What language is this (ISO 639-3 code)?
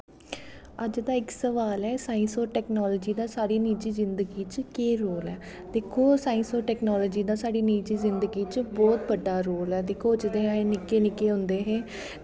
doi